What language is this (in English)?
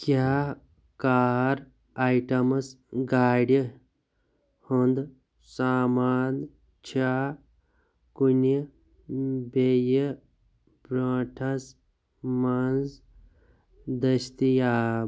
Kashmiri